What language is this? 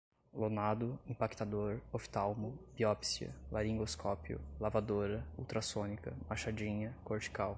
Portuguese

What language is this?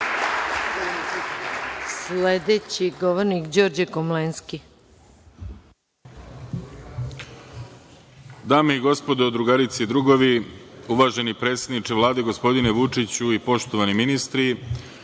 Serbian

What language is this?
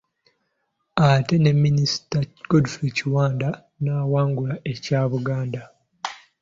Ganda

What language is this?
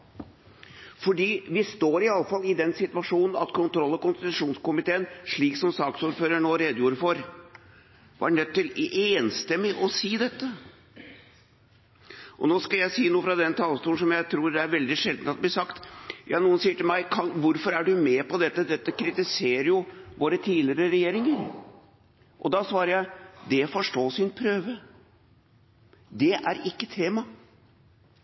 Norwegian Bokmål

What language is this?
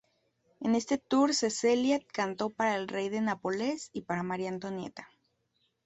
Spanish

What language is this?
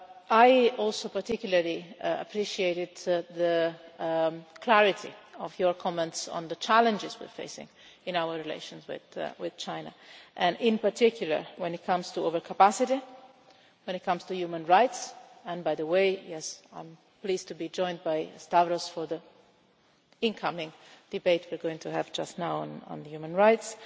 English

